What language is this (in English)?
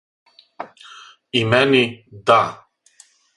Serbian